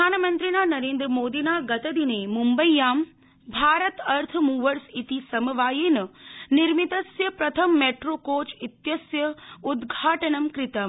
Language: Sanskrit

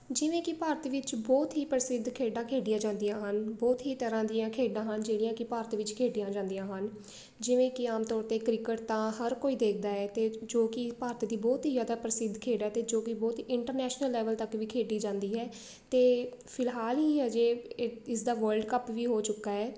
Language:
Punjabi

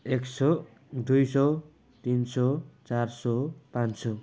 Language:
Nepali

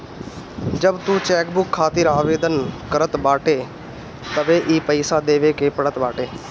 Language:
Bhojpuri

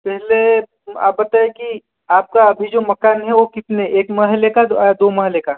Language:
Hindi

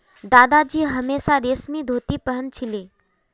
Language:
Magahi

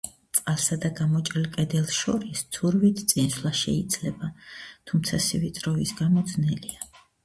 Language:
Georgian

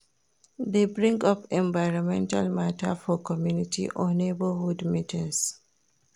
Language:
Nigerian Pidgin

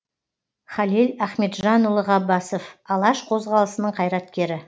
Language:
Kazakh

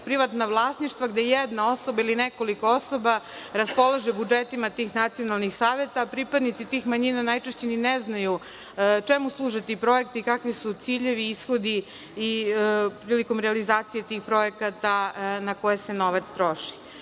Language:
Serbian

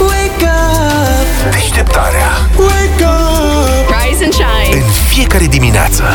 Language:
Romanian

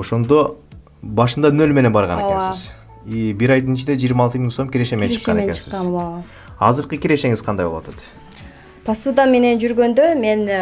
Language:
Turkish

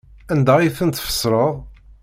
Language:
Kabyle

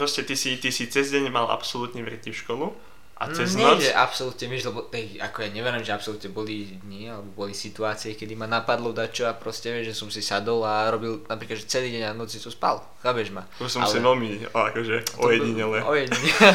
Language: Slovak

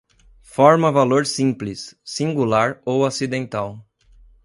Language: Portuguese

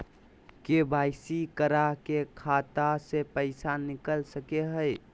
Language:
Magahi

